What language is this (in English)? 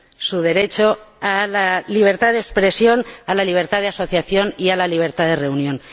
Spanish